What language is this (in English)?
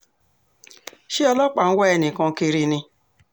Yoruba